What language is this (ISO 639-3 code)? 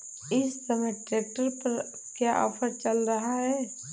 hin